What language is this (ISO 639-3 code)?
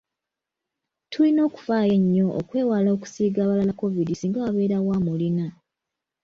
lug